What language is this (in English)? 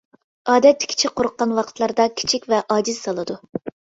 Uyghur